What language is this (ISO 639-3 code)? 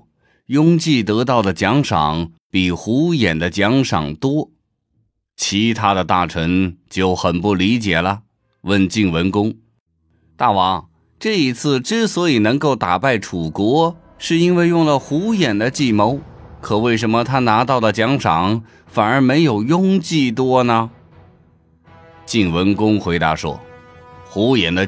zho